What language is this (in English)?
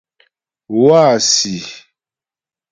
Ghomala